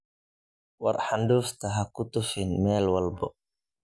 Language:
Somali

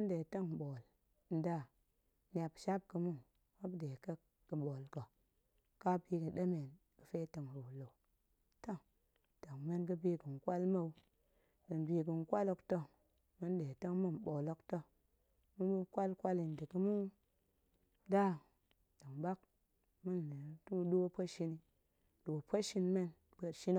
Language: Goemai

